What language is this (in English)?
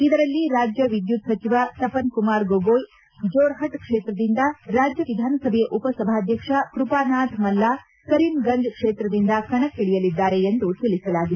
Kannada